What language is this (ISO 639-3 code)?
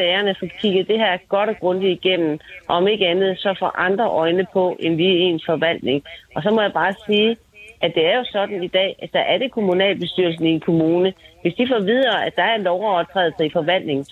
dan